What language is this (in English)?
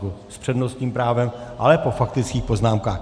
Czech